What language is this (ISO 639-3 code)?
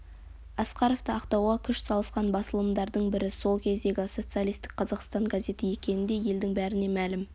kaz